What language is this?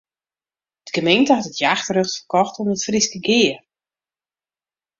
Western Frisian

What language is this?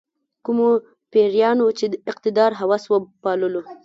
Pashto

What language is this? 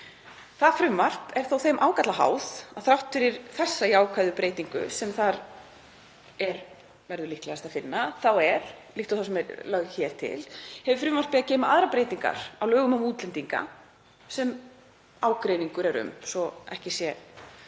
Icelandic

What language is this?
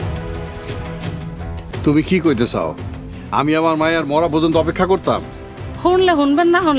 Bangla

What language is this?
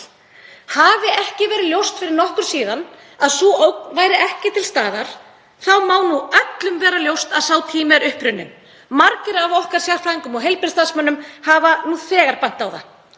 Icelandic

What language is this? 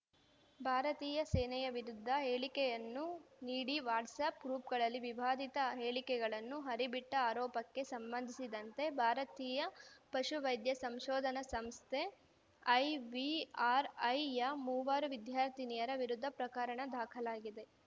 Kannada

